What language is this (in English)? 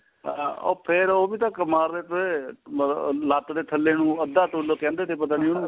Punjabi